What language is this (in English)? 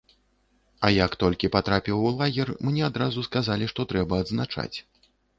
Belarusian